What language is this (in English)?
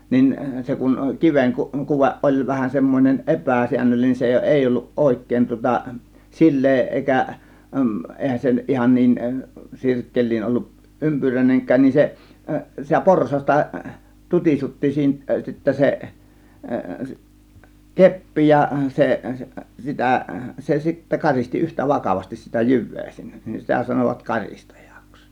Finnish